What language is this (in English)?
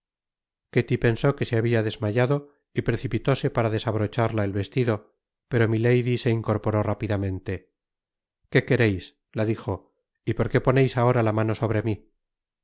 Spanish